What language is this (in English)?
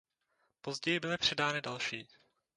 Czech